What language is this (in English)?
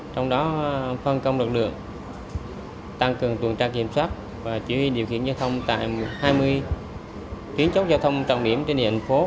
Vietnamese